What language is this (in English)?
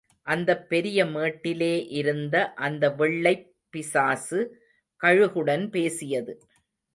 Tamil